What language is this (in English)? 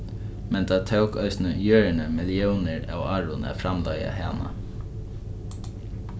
Faroese